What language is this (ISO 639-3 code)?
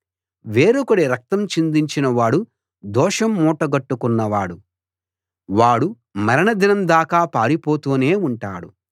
tel